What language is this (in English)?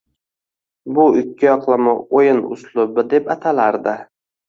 Uzbek